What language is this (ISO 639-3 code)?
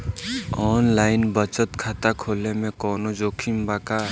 bho